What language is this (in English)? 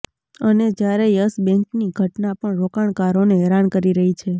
Gujarati